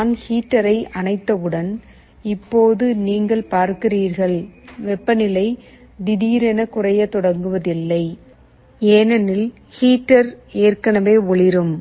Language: Tamil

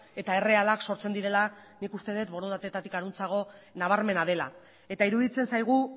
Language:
Basque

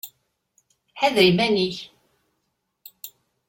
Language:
Kabyle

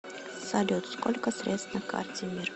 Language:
Russian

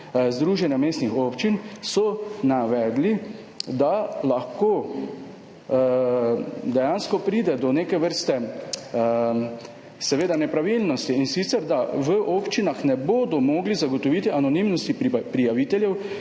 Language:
Slovenian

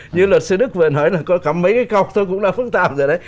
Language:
Vietnamese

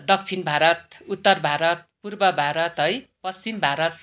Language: Nepali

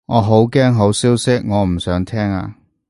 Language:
Cantonese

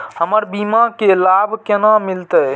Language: Maithili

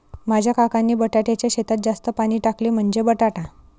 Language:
Marathi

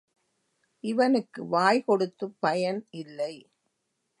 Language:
Tamil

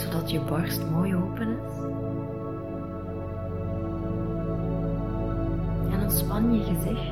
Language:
Dutch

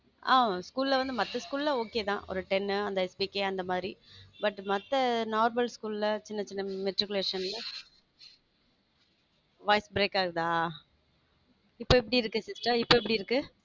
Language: Tamil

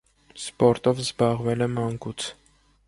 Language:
Armenian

